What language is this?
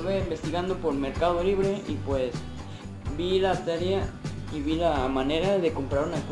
Spanish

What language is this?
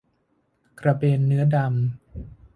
Thai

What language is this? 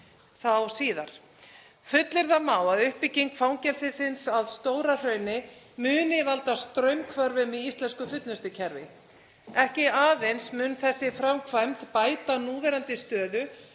Icelandic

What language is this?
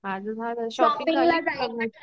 Marathi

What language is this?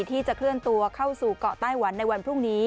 Thai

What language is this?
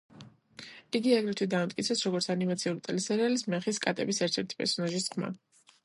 Georgian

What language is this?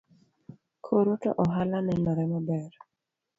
Luo (Kenya and Tanzania)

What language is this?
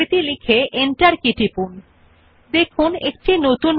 Bangla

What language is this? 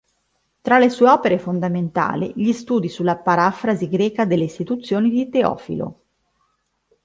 Italian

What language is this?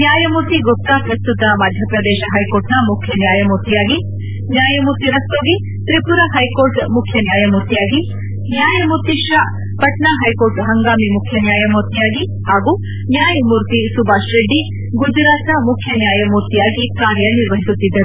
Kannada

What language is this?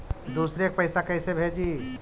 Magahi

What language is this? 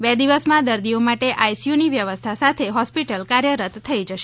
Gujarati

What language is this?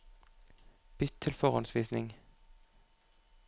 Norwegian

